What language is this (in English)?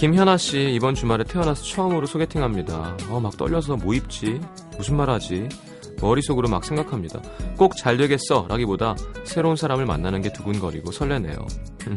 Korean